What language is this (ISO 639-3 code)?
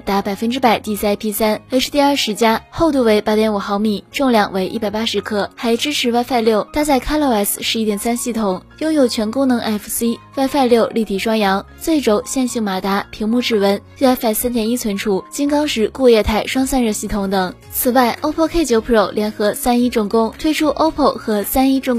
zho